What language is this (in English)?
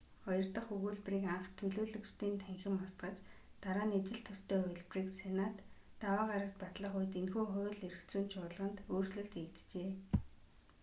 Mongolian